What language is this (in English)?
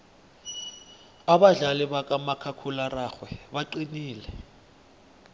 South Ndebele